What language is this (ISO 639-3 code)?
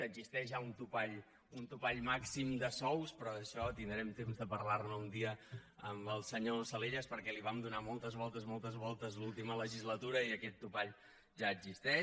cat